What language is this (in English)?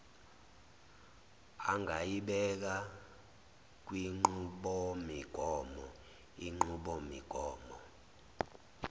Zulu